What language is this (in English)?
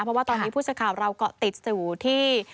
Thai